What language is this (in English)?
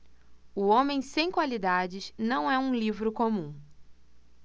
Portuguese